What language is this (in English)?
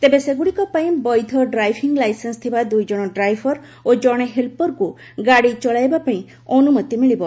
Odia